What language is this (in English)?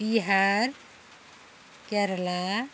Nepali